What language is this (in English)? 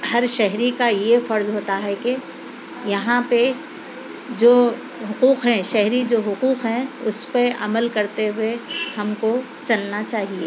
Urdu